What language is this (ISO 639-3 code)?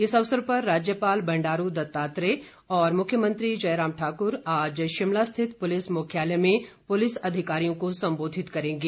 hin